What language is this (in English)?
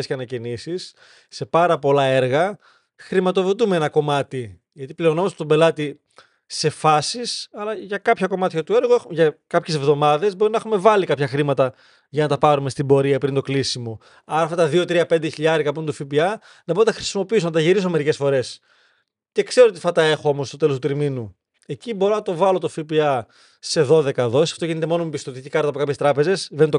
Greek